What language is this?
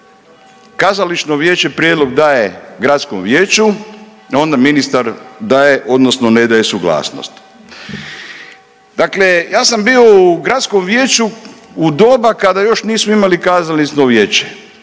Croatian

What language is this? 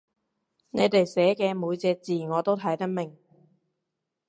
Cantonese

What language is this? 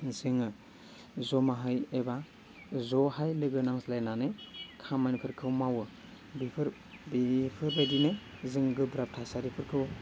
Bodo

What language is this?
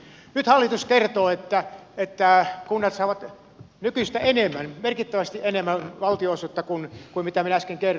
Finnish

